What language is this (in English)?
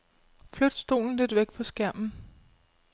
Danish